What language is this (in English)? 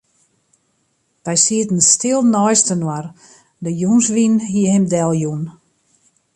Western Frisian